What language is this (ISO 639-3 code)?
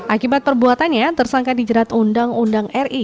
ind